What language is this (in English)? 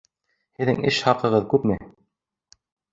Bashkir